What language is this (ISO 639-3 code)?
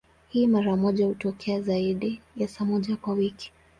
swa